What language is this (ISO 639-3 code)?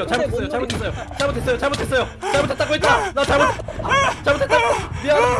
kor